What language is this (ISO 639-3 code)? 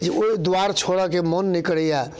mai